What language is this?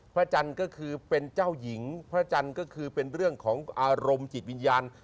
Thai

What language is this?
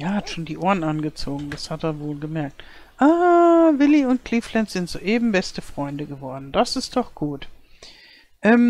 German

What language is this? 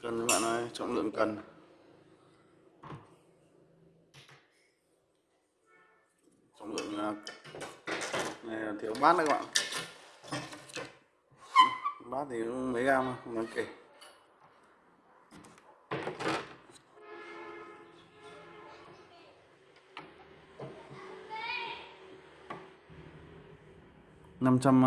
Vietnamese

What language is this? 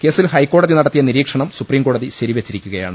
Malayalam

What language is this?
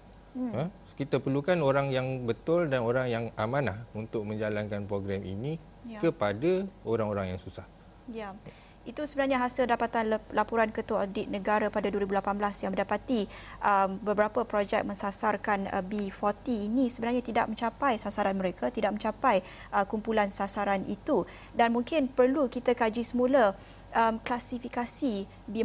Malay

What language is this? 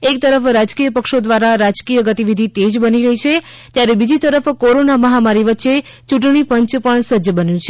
Gujarati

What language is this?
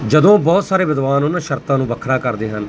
Punjabi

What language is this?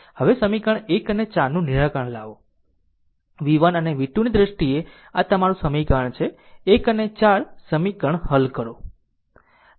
Gujarati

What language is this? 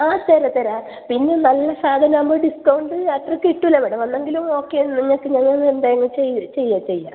Malayalam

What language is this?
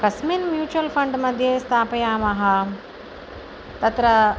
Sanskrit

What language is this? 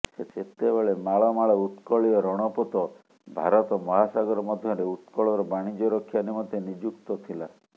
Odia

